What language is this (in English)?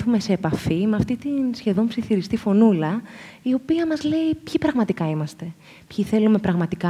Greek